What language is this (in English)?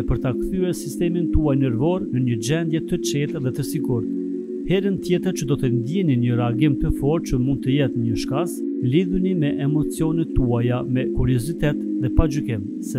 Romanian